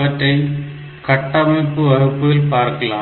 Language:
Tamil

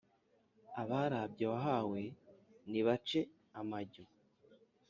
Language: Kinyarwanda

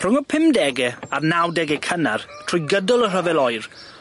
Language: Welsh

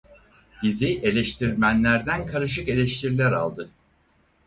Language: Turkish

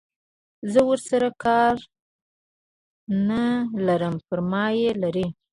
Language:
Pashto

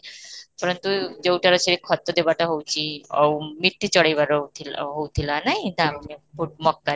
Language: Odia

